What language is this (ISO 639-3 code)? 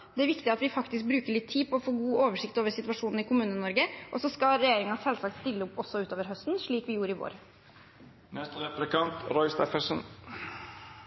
nob